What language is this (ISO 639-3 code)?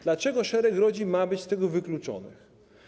pol